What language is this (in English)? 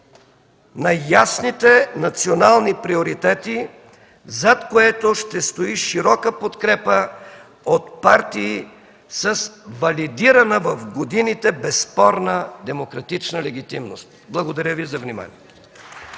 Bulgarian